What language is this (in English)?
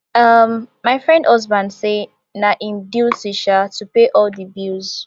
Nigerian Pidgin